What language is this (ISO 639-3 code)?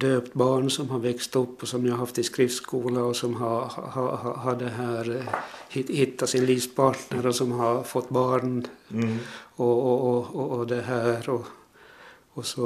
swe